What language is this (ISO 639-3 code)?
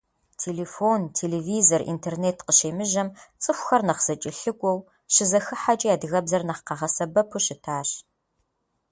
kbd